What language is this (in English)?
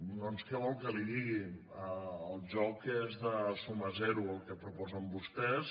Catalan